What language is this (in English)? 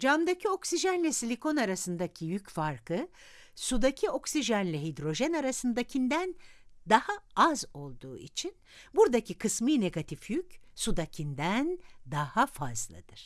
Turkish